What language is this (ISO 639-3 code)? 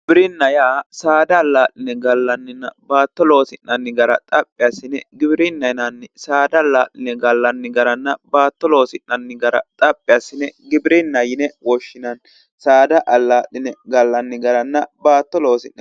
sid